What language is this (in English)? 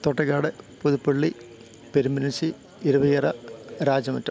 Malayalam